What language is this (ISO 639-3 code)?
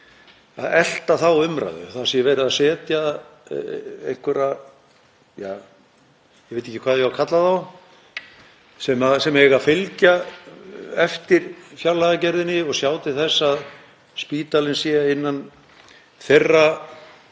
isl